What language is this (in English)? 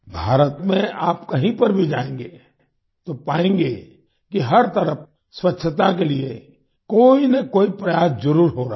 Hindi